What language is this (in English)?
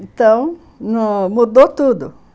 Portuguese